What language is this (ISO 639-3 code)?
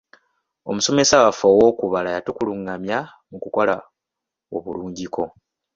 lug